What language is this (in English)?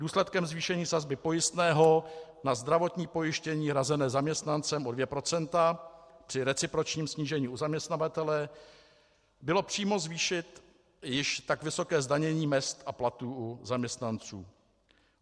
Czech